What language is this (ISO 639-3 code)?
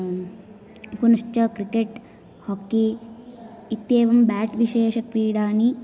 san